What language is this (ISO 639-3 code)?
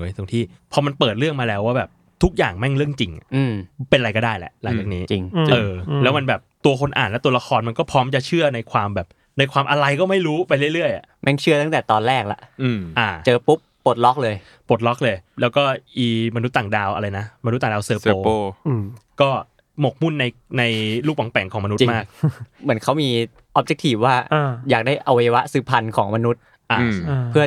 tha